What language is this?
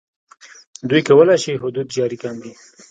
Pashto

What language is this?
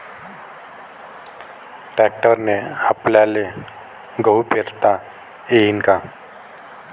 Marathi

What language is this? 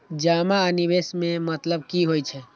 Maithili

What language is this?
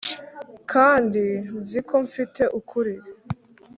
Kinyarwanda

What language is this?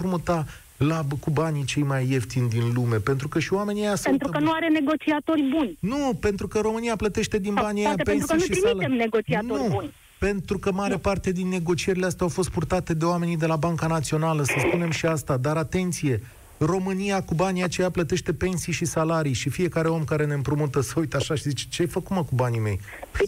Romanian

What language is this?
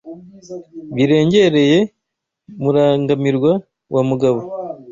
Kinyarwanda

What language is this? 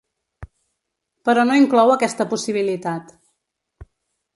Catalan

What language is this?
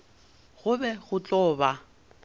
Northern Sotho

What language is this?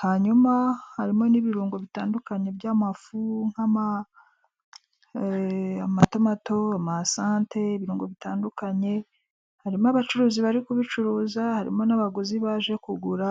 Kinyarwanda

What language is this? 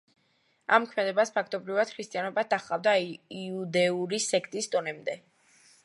Georgian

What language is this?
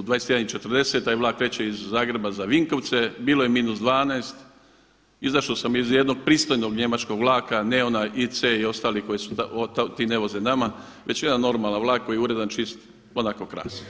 Croatian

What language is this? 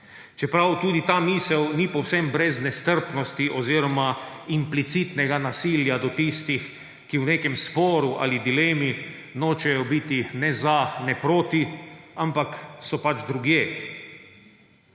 Slovenian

